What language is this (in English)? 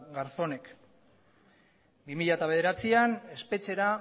Basque